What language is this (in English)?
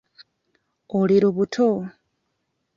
Ganda